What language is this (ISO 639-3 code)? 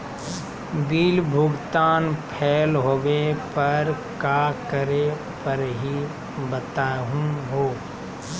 mag